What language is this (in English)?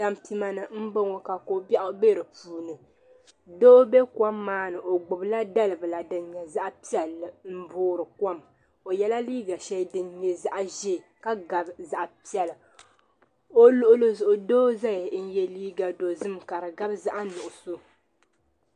Dagbani